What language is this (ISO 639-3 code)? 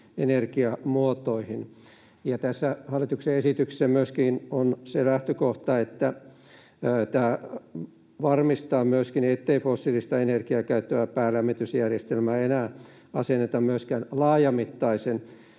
fin